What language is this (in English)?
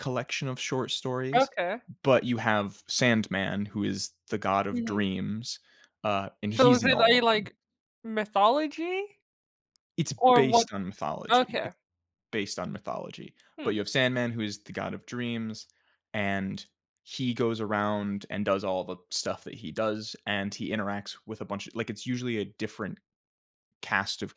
English